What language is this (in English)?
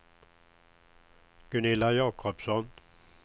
Swedish